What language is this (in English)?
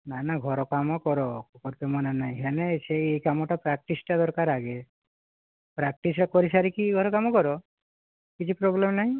Odia